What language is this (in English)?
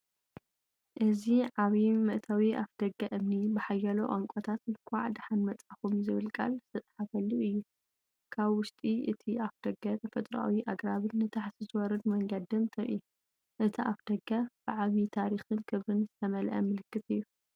Tigrinya